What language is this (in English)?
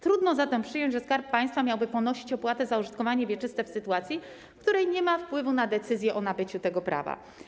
Polish